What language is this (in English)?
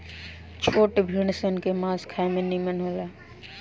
Bhojpuri